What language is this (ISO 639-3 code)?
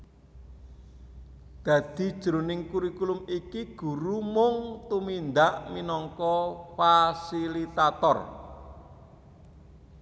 jav